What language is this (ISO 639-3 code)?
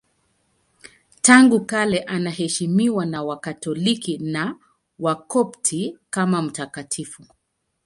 swa